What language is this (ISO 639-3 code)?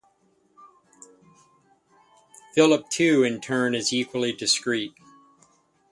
eng